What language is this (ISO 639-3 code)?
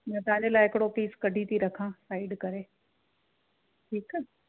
snd